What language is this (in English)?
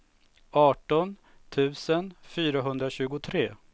Swedish